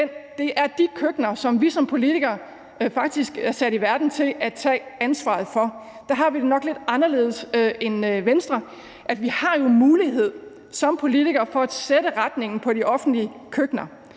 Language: Danish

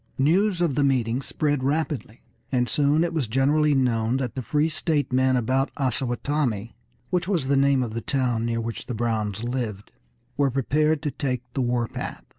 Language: English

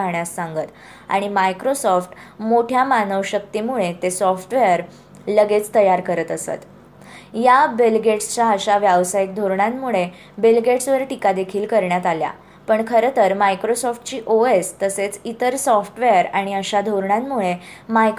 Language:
Marathi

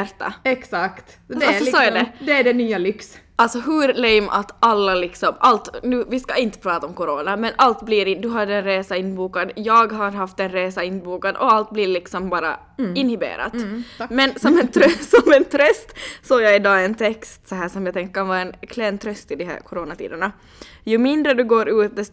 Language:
Swedish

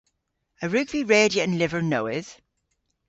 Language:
Cornish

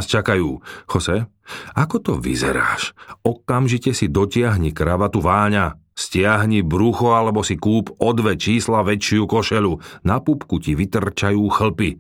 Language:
Slovak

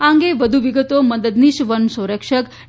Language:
Gujarati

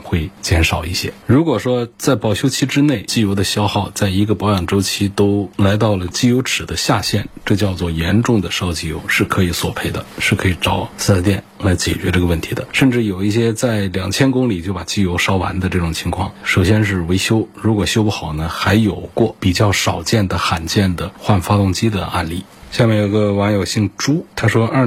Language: Chinese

